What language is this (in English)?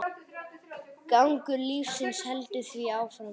Icelandic